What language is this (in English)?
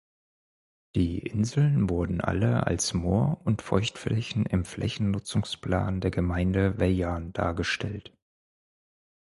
German